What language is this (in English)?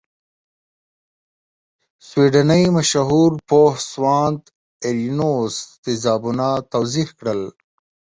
Pashto